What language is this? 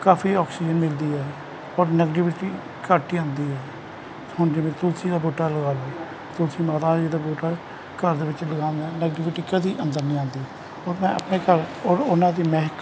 Punjabi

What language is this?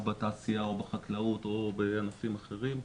Hebrew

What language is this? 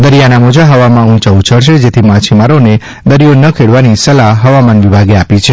Gujarati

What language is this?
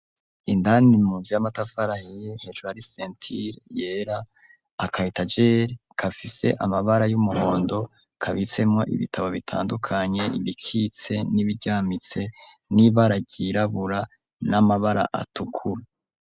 Rundi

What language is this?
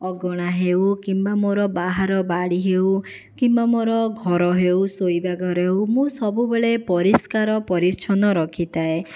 Odia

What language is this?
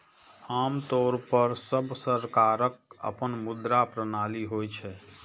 Maithili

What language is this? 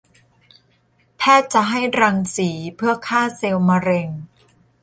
Thai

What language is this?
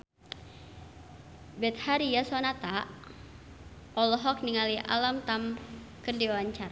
Sundanese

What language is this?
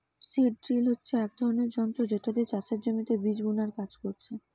Bangla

